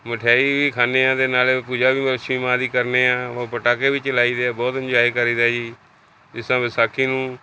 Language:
Punjabi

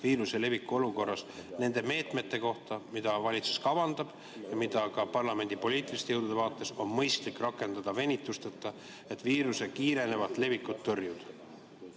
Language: Estonian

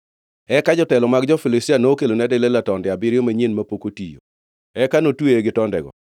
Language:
Luo (Kenya and Tanzania)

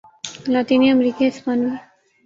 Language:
Urdu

